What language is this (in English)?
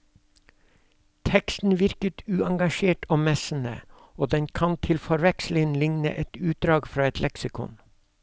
Norwegian